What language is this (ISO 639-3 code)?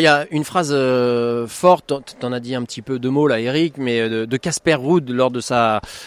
fra